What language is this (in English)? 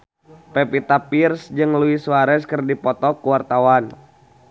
Sundanese